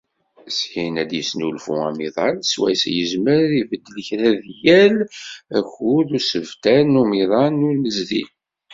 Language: Kabyle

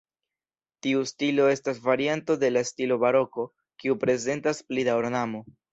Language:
Esperanto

